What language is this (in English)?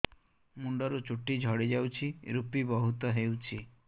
Odia